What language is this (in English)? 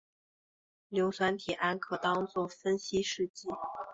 Chinese